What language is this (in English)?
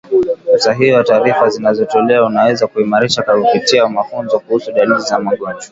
Swahili